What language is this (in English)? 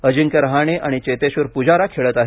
Marathi